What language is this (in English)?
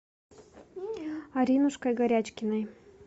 Russian